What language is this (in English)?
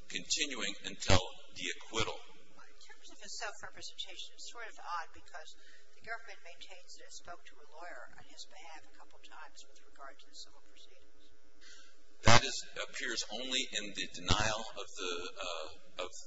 English